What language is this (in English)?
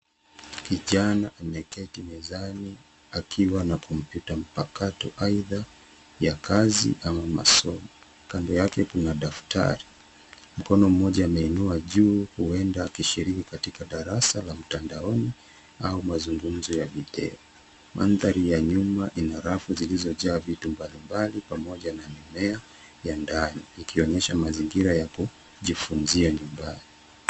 Swahili